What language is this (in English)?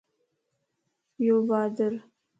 Lasi